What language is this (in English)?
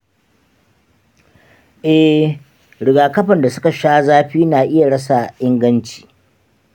Hausa